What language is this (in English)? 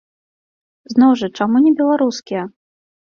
Belarusian